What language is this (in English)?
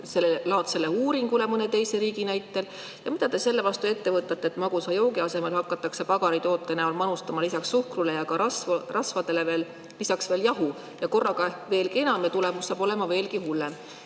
Estonian